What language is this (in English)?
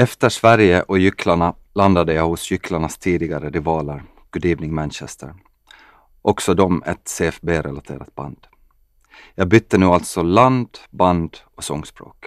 Swedish